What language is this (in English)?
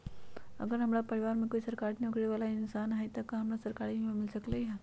Magahi